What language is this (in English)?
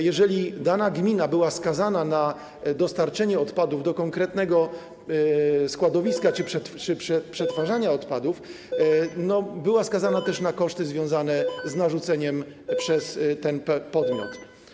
Polish